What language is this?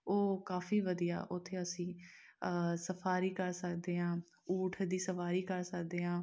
Punjabi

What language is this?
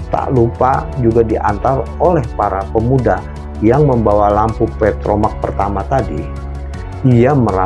Indonesian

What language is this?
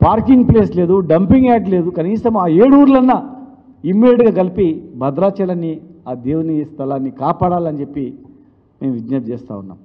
Telugu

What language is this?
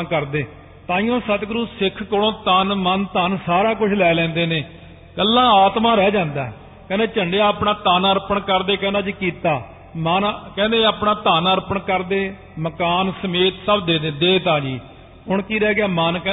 Punjabi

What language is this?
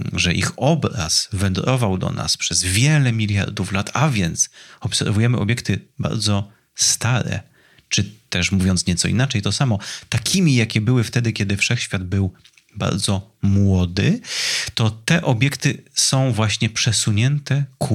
Polish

